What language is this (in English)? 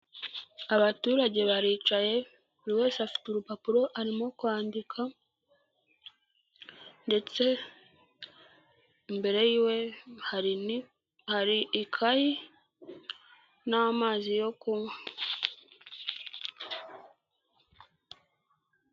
Kinyarwanda